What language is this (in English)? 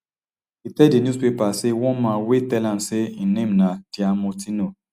Nigerian Pidgin